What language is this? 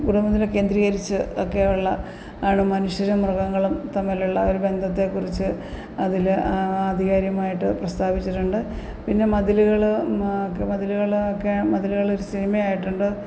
Malayalam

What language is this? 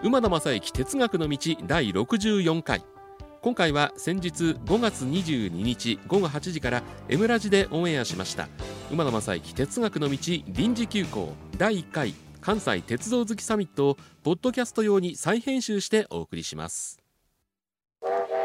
Japanese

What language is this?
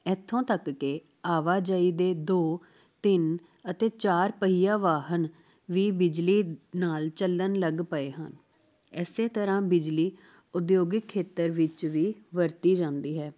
Punjabi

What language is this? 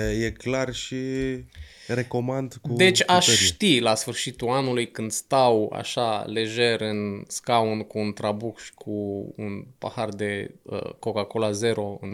Romanian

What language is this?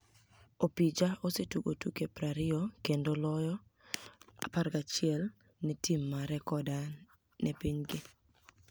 Luo (Kenya and Tanzania)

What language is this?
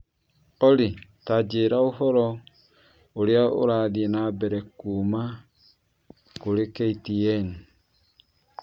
Kikuyu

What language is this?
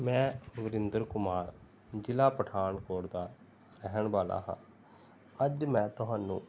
Punjabi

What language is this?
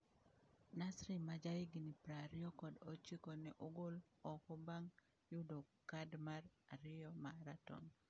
Luo (Kenya and Tanzania)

